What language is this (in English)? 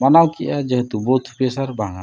Santali